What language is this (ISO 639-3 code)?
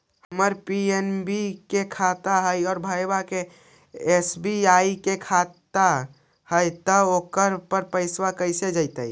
mag